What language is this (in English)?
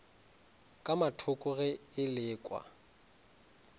Northern Sotho